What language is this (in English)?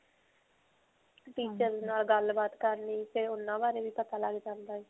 Punjabi